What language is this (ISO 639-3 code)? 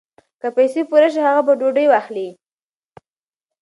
pus